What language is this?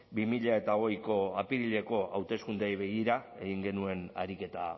Basque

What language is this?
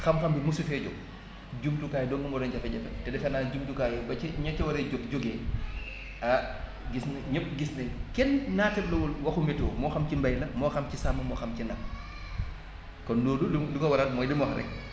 Wolof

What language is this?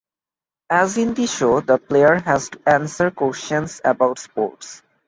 English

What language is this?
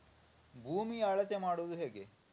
Kannada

